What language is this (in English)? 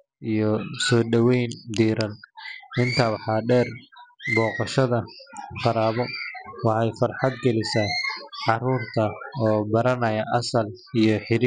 Somali